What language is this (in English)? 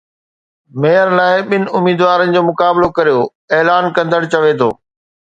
Sindhi